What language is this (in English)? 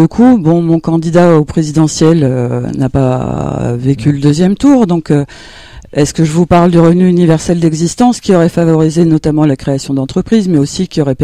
French